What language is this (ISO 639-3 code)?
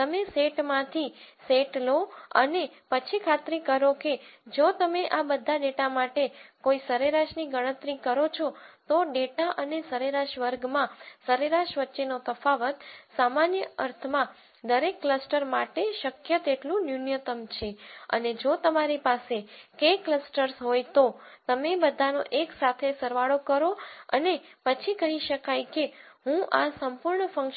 guj